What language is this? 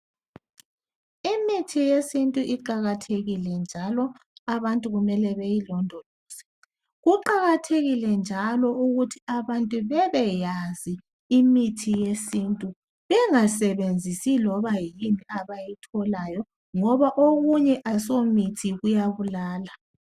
North Ndebele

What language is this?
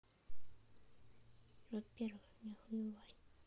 Russian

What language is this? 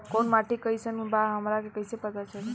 Bhojpuri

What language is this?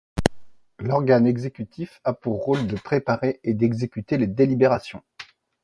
French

